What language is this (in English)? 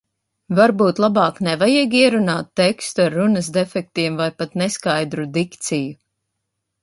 Latvian